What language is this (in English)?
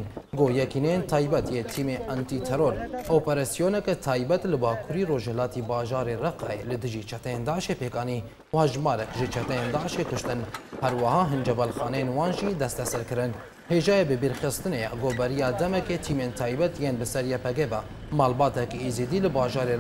Arabic